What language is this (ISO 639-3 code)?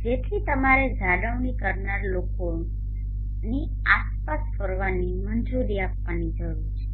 guj